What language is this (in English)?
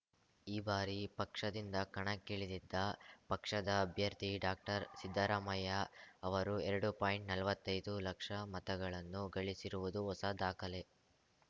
Kannada